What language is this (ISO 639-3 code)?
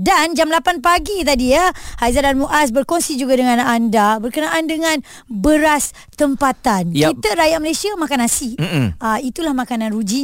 msa